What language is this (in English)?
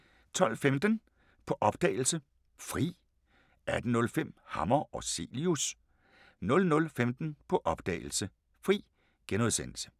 Danish